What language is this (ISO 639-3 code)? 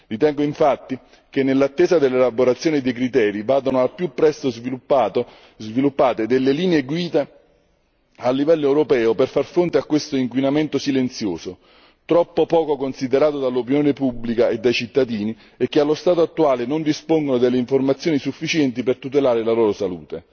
ita